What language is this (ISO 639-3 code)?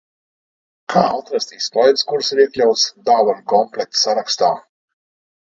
lav